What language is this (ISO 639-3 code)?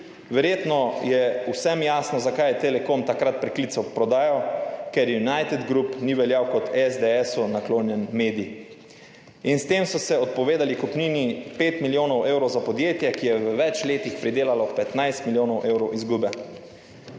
slv